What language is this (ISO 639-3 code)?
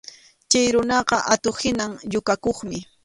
qxu